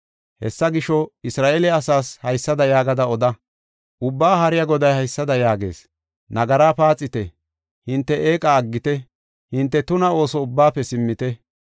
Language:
Gofa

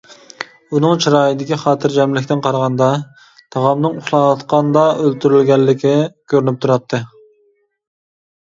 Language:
Uyghur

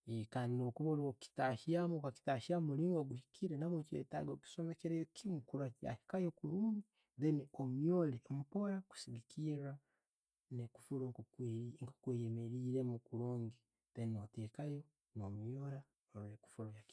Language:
Tooro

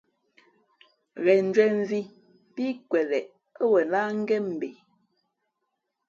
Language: Fe'fe'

